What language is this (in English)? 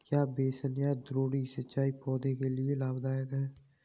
Hindi